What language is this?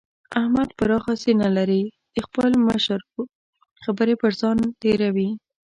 Pashto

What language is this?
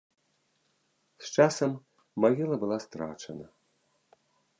Belarusian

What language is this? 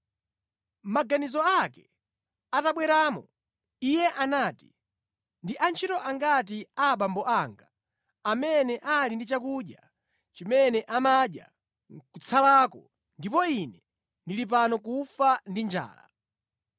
Nyanja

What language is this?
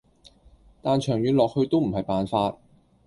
Cantonese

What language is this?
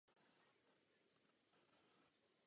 Czech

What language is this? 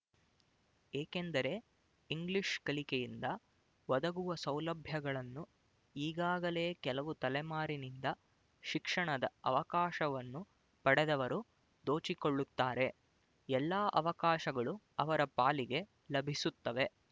Kannada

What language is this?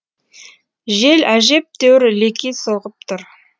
Kazakh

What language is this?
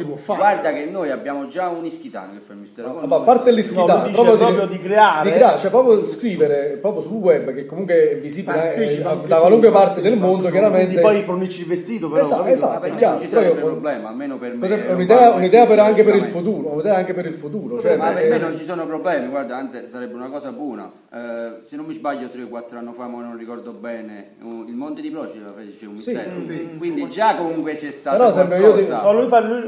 Italian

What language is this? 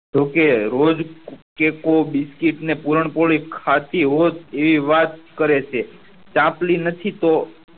Gujarati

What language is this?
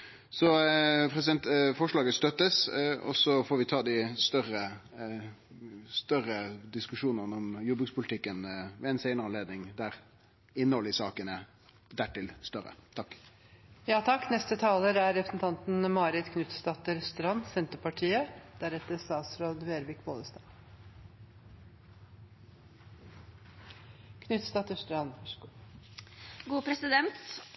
Norwegian Nynorsk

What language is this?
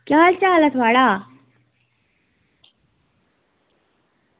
Dogri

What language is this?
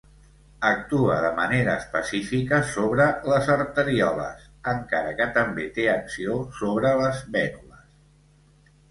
Catalan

